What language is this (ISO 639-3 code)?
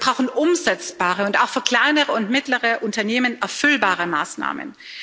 deu